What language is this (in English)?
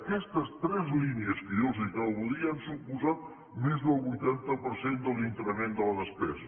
Catalan